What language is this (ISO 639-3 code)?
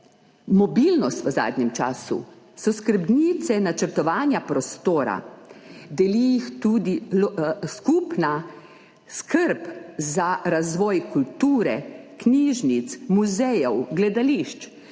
slv